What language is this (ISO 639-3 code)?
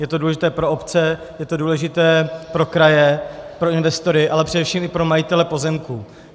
ces